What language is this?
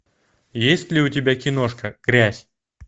Russian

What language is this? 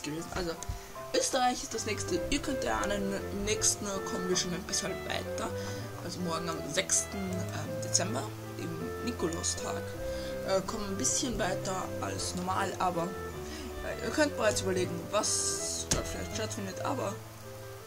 German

